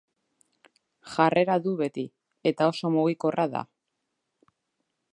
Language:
Basque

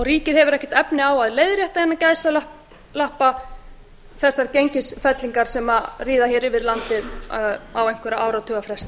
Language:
Icelandic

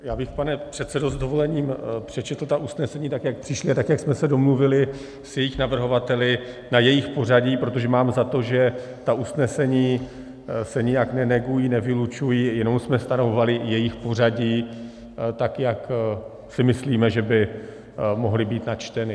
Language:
Czech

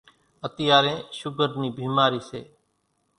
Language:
Kachi Koli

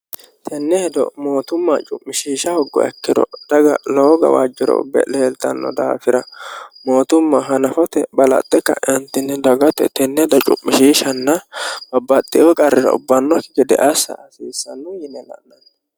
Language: Sidamo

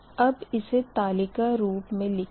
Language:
Hindi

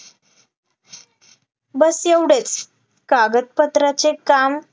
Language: Marathi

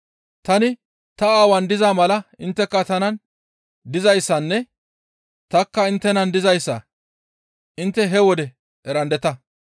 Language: Gamo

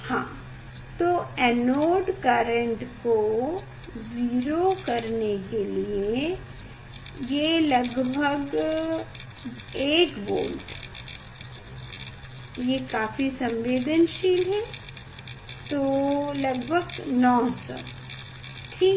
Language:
Hindi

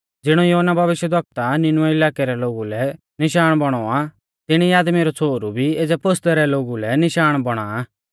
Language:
Mahasu Pahari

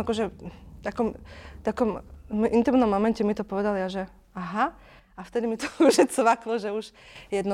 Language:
Slovak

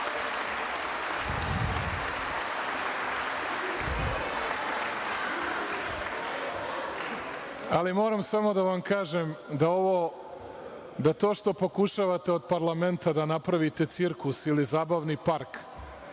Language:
Serbian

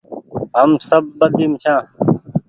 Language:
Goaria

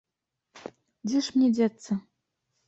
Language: Belarusian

